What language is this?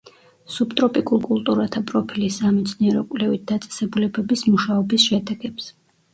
Georgian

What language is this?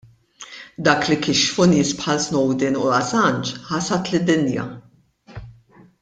Maltese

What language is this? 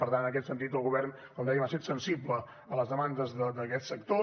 Catalan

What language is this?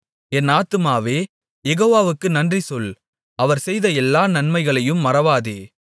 Tamil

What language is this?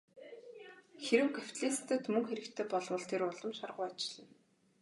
Mongolian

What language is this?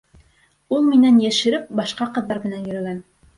Bashkir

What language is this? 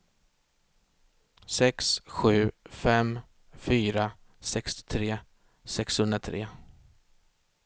Swedish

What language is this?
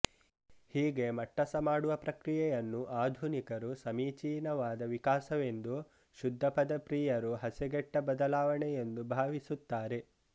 Kannada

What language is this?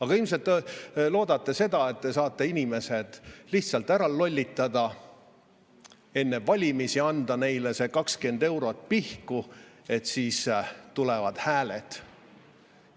Estonian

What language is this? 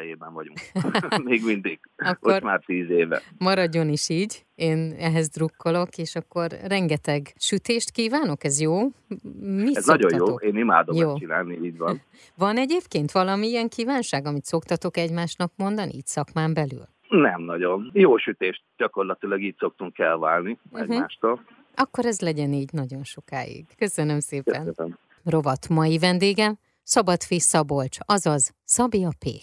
Hungarian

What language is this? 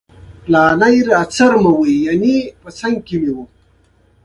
Pashto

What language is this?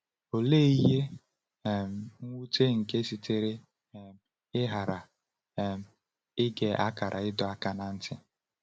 Igbo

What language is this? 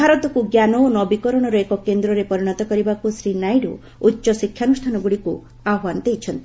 Odia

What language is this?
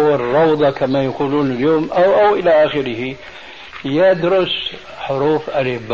Arabic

